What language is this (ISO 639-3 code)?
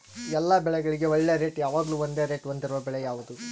kan